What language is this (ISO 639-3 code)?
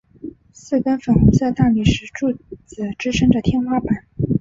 zho